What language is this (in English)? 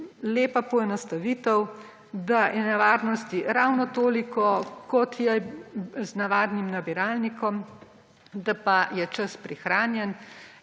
Slovenian